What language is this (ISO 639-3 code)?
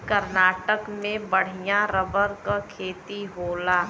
bho